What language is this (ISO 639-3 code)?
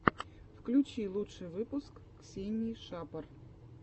rus